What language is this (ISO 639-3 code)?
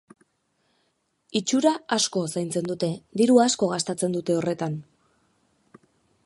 eus